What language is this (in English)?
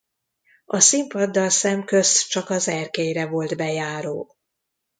Hungarian